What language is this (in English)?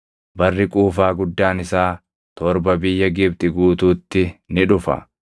Oromo